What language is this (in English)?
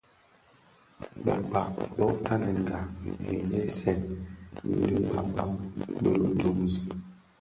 Bafia